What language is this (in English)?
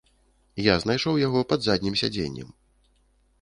Belarusian